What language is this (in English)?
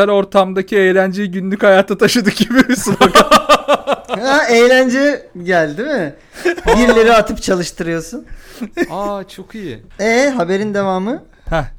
Turkish